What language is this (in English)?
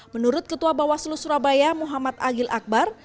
Indonesian